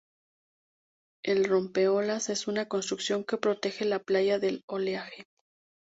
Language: Spanish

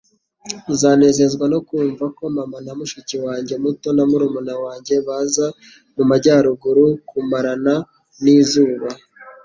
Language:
Kinyarwanda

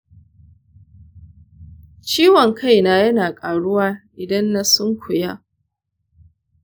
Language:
Hausa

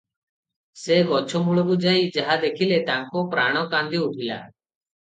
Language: Odia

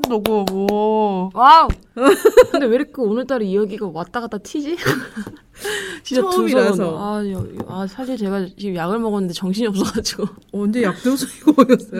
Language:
Korean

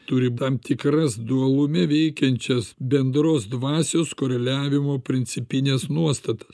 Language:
Lithuanian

